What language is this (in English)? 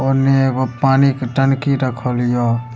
Maithili